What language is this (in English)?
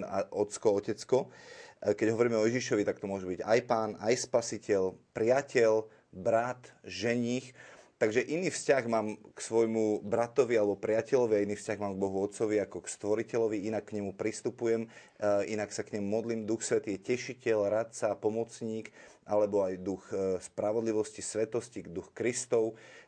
Slovak